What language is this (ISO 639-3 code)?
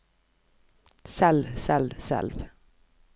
nor